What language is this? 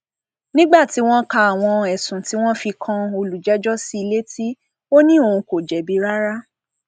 Yoruba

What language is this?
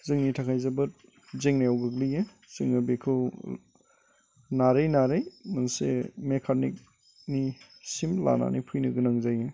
Bodo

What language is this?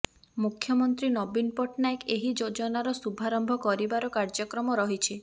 Odia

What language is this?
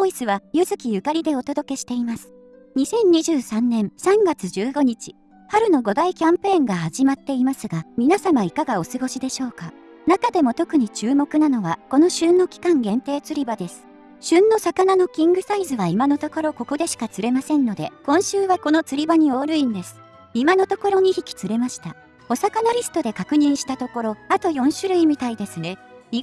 Japanese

